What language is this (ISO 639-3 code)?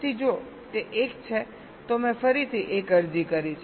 guj